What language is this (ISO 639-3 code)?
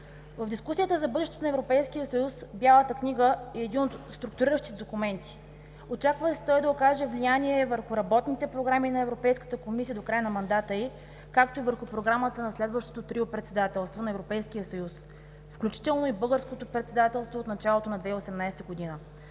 bul